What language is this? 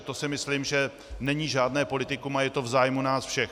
Czech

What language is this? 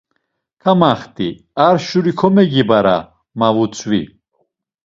Laz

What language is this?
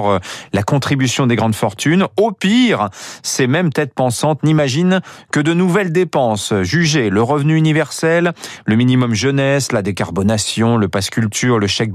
French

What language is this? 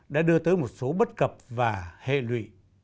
Vietnamese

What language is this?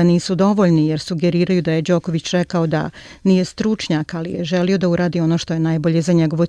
Croatian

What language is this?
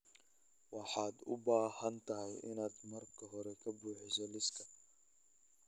Somali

